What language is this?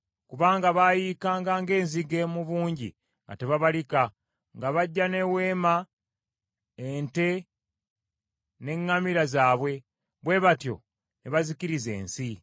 Ganda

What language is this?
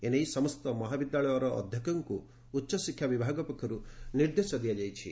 Odia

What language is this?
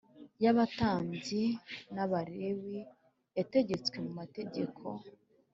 Kinyarwanda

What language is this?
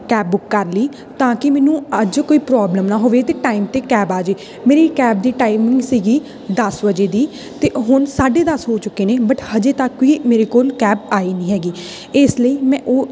Punjabi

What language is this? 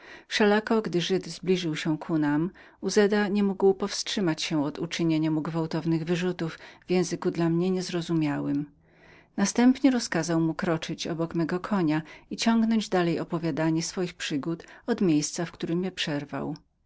Polish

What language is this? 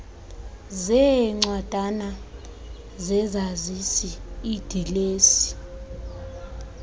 Xhosa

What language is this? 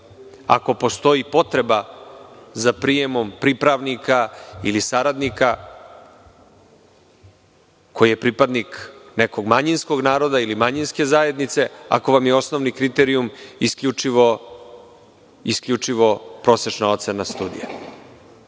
Serbian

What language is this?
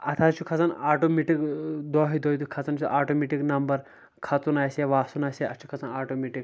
Kashmiri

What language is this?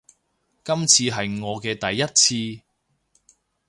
Cantonese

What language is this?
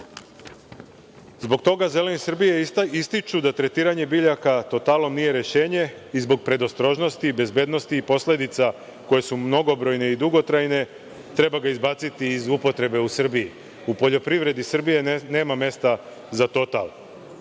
Serbian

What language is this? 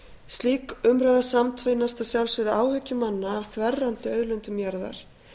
Icelandic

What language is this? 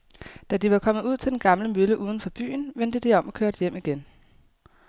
Danish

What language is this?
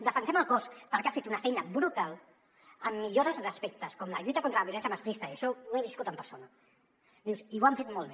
Catalan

